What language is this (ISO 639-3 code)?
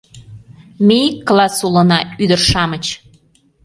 chm